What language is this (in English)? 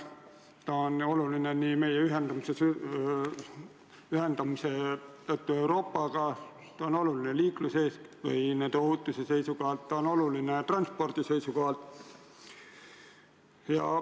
Estonian